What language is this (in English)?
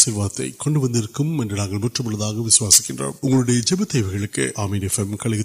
Urdu